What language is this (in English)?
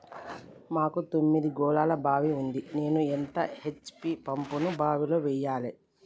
Telugu